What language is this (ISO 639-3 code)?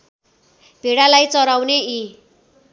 nep